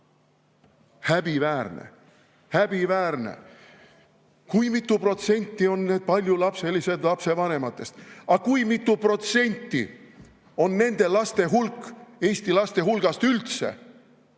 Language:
Estonian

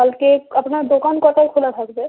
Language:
Bangla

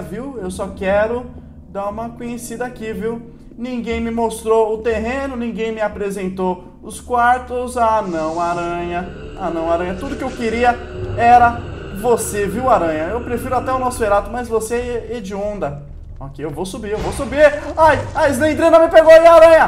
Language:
Portuguese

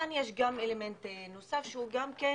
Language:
Hebrew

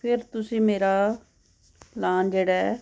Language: Punjabi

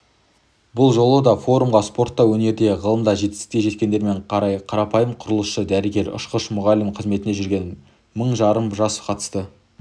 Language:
Kazakh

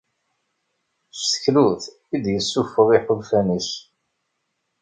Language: Kabyle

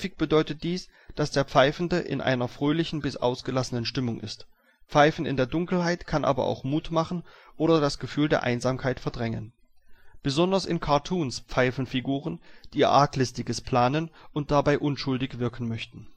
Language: German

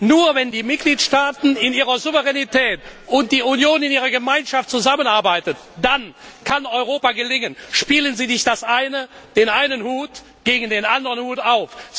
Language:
German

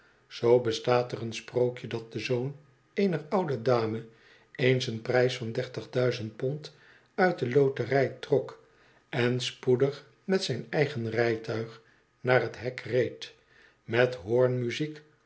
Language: Dutch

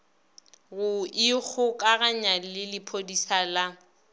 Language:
Northern Sotho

